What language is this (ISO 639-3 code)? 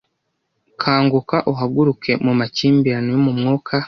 kin